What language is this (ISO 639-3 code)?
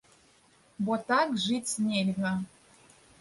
bel